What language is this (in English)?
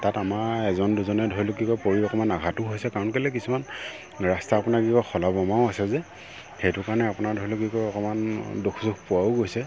Assamese